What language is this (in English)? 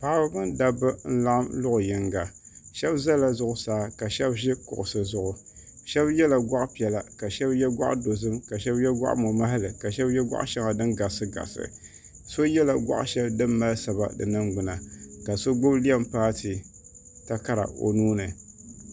Dagbani